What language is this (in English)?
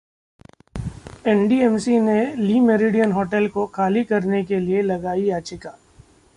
Hindi